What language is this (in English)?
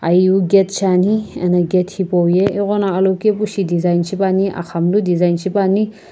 Sumi Naga